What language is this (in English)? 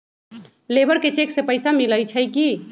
Magahi